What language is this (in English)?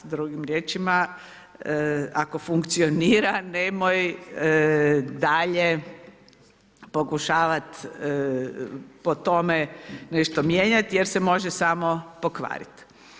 Croatian